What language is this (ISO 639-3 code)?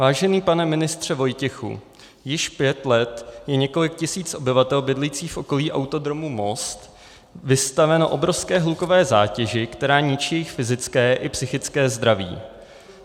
ces